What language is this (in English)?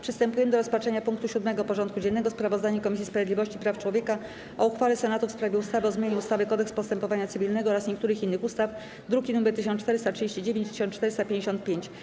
Polish